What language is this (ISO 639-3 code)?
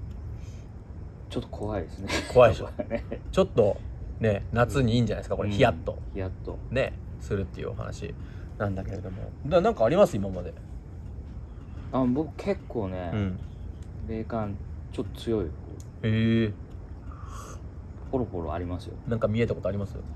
jpn